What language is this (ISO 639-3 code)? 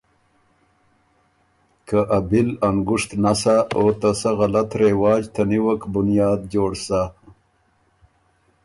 oru